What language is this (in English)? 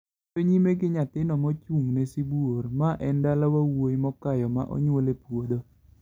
Luo (Kenya and Tanzania)